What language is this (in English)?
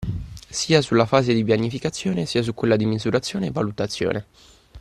Italian